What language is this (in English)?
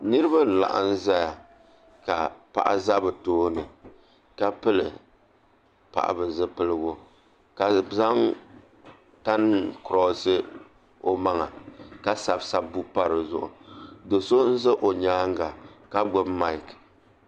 Dagbani